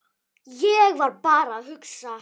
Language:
Icelandic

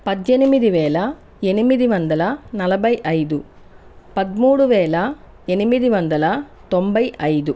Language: Telugu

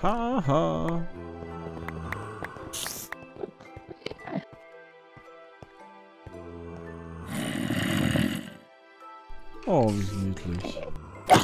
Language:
German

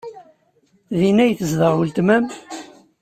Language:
Kabyle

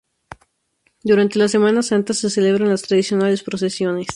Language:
Spanish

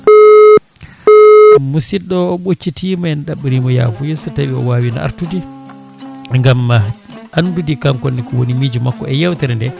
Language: Fula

